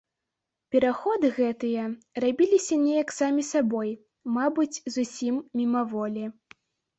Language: Belarusian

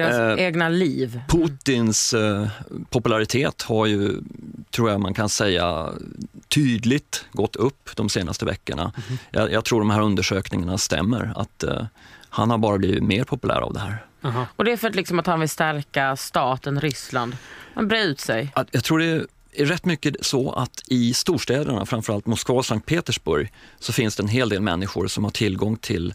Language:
Swedish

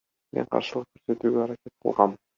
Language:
Kyrgyz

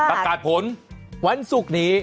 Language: Thai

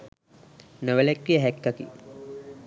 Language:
Sinhala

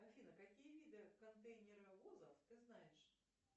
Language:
Russian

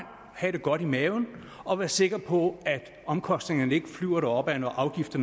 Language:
Danish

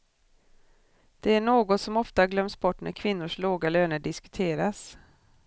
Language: Swedish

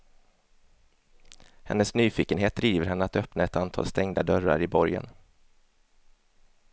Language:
Swedish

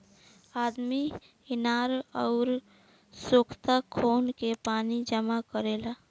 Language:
Bhojpuri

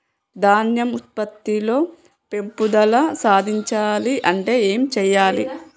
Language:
Telugu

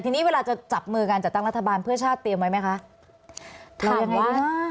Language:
Thai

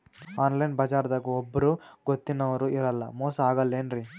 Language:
Kannada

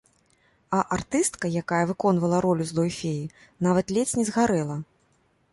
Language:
Belarusian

